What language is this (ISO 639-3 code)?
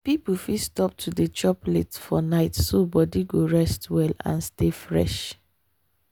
pcm